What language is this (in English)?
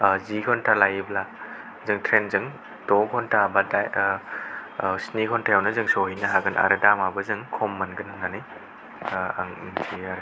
Bodo